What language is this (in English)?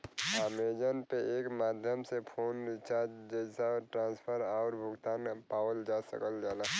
Bhojpuri